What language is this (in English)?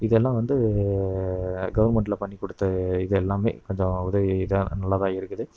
Tamil